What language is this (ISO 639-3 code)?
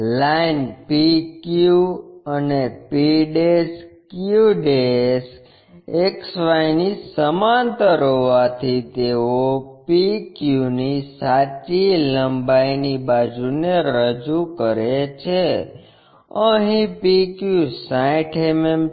guj